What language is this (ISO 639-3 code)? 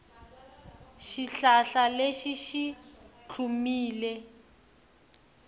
tso